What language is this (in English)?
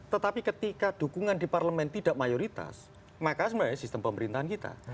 Indonesian